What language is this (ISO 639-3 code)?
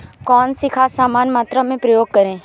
hin